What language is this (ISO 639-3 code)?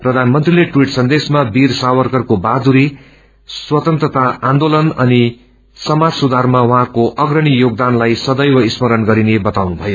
nep